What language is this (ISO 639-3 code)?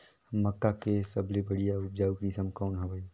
hne